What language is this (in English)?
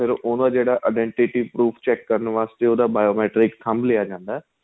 Punjabi